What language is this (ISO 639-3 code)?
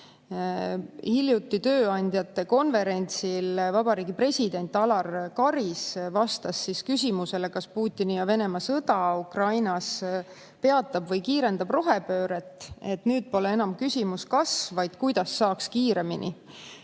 est